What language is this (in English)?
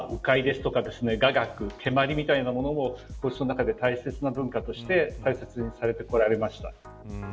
Japanese